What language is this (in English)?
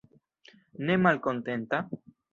Esperanto